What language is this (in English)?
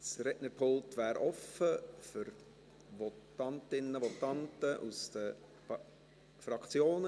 Swiss German